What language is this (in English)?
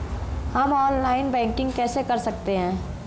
Hindi